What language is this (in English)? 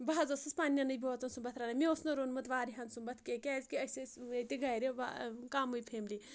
Kashmiri